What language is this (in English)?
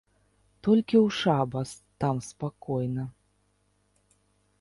Belarusian